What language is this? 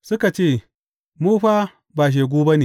Hausa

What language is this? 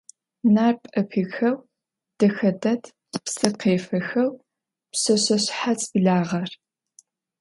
Adyghe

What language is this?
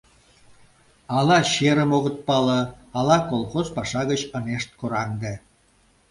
Mari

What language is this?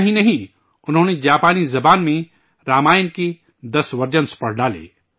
Urdu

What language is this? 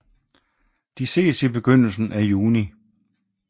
Danish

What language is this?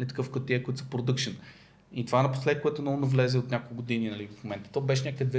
Bulgarian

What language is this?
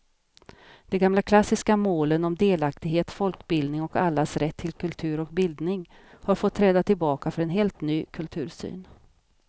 Swedish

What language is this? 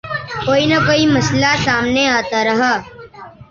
Urdu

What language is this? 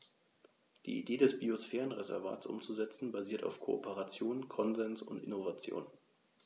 German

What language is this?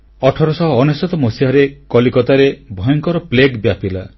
Odia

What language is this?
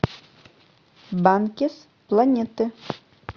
Russian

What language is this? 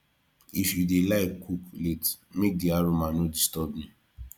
Nigerian Pidgin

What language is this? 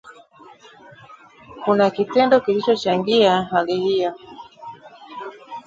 Swahili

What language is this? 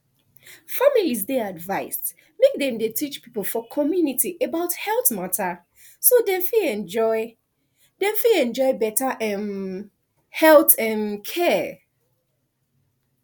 Nigerian Pidgin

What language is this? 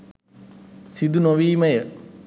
Sinhala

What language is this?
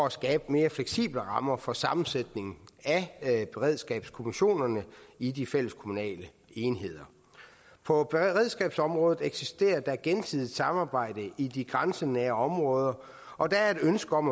Danish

